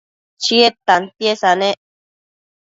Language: Matsés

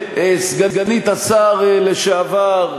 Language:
Hebrew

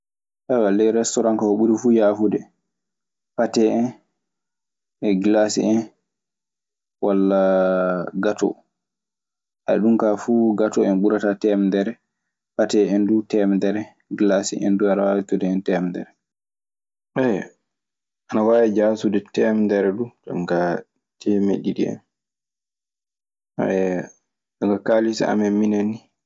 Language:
Maasina Fulfulde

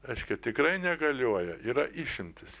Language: Lithuanian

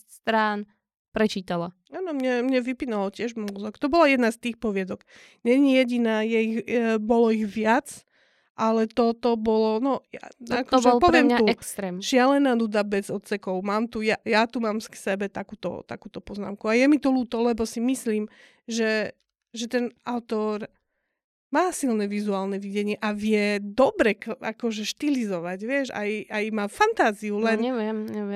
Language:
Slovak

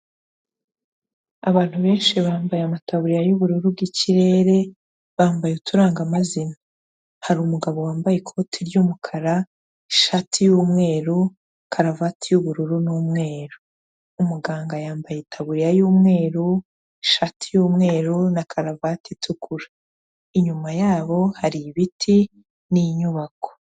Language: Kinyarwanda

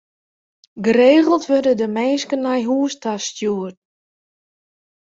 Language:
Western Frisian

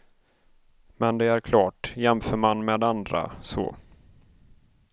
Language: Swedish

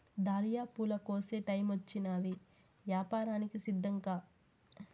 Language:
Telugu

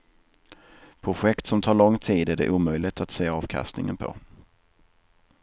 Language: Swedish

